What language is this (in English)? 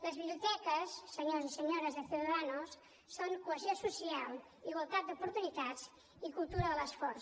Catalan